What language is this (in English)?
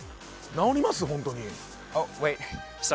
Japanese